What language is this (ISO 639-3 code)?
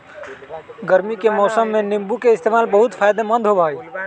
mag